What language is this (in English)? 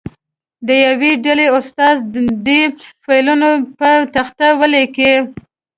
Pashto